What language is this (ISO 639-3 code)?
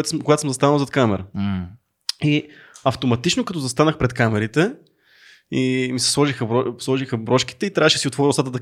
bul